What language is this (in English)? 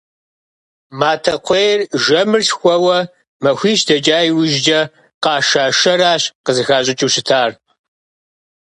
Kabardian